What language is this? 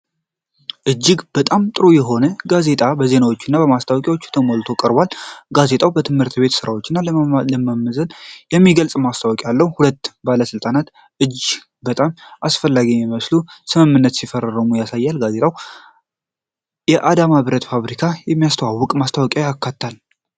Amharic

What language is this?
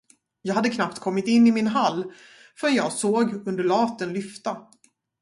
Swedish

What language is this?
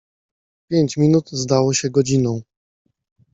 Polish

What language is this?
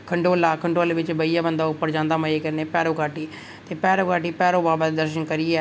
Dogri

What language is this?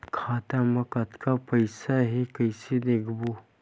Chhattisgarhi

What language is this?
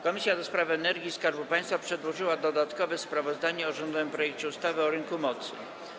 Polish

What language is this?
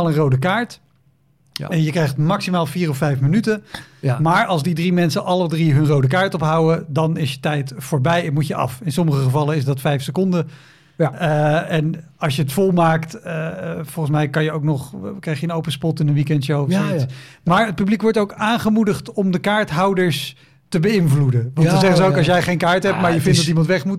Dutch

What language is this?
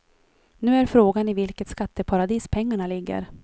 Swedish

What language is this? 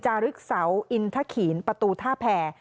Thai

